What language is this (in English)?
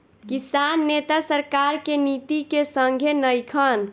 Bhojpuri